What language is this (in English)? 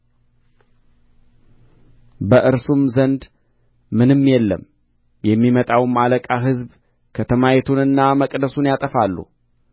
Amharic